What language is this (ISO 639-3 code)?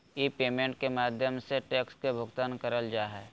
mag